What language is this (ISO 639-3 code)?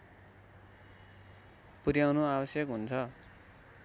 nep